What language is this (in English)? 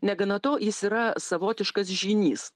Lithuanian